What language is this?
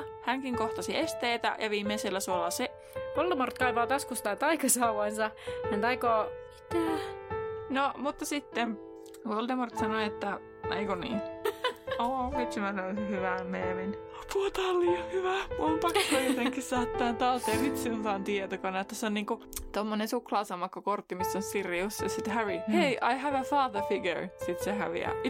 Finnish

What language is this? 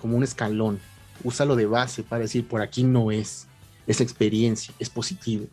Spanish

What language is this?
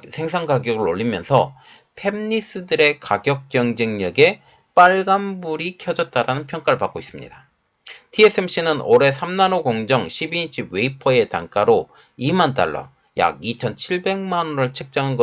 Korean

